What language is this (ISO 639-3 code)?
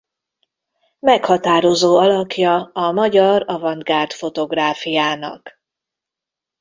hun